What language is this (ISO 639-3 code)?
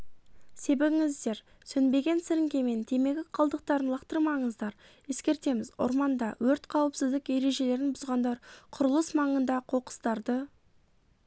kaz